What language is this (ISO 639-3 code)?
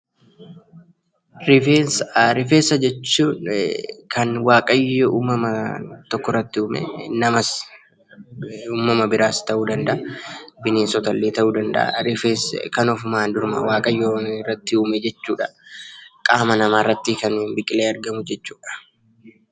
orm